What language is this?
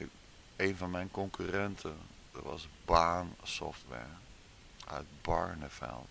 Dutch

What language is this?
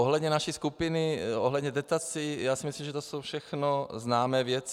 Czech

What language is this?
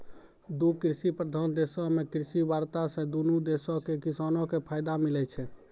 Maithili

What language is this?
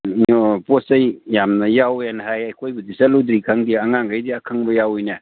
Manipuri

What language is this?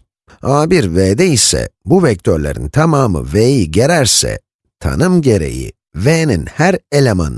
Turkish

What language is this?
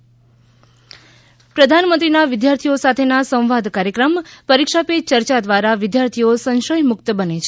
Gujarati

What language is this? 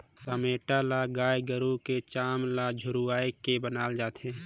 Chhattisgarhi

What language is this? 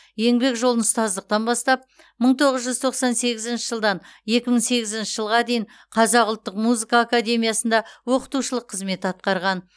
Kazakh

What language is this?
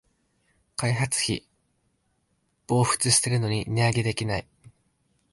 Japanese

